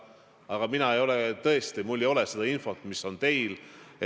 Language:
Estonian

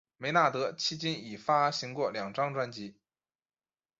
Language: Chinese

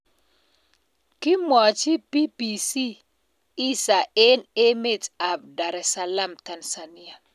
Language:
Kalenjin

